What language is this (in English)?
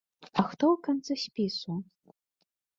Belarusian